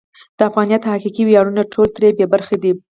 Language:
Pashto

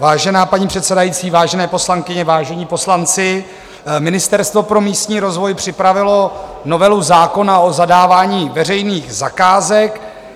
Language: Czech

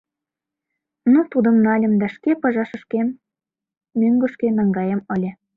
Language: Mari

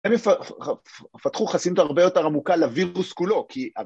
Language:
Hebrew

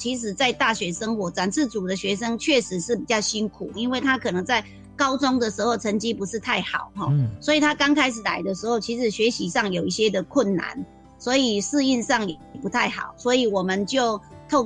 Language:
Chinese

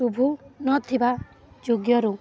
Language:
Odia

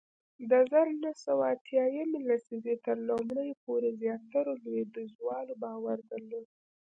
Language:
Pashto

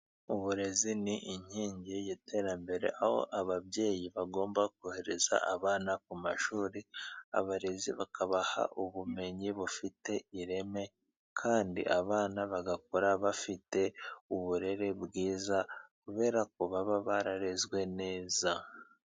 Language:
Kinyarwanda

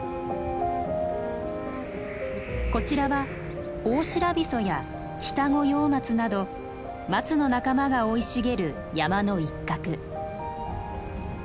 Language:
Japanese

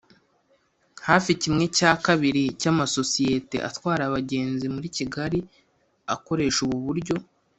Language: Kinyarwanda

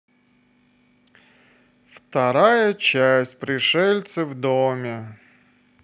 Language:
Russian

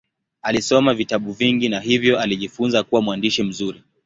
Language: Swahili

